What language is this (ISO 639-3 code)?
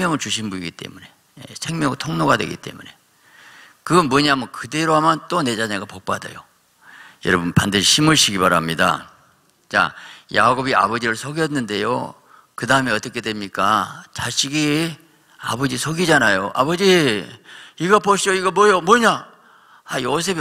kor